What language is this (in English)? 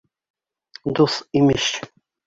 Bashkir